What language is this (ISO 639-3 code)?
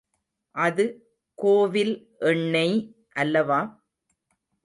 tam